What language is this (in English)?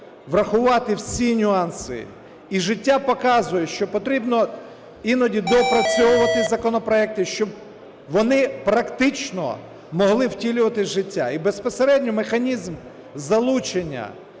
Ukrainian